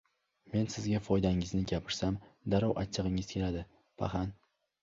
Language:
Uzbek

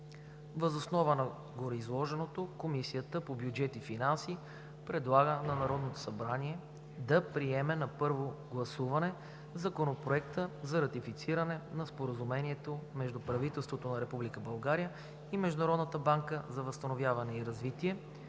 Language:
Bulgarian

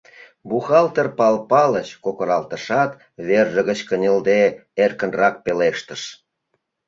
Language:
Mari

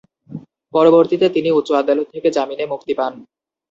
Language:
Bangla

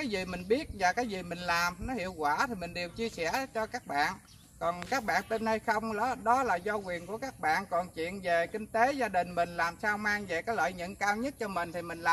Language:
Vietnamese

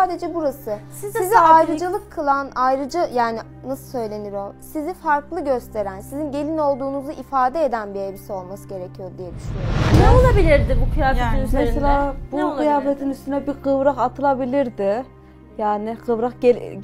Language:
Turkish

